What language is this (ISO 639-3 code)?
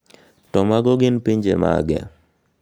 luo